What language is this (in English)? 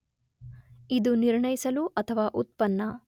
Kannada